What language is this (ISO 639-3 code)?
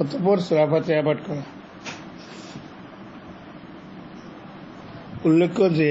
hin